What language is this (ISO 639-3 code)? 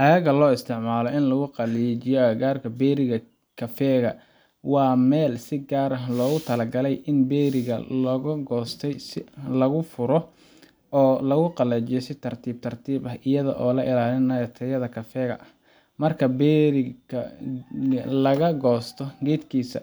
som